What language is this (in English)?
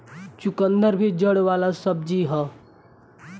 Bhojpuri